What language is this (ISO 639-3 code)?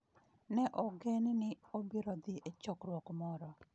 luo